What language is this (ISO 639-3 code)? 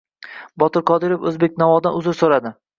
uzb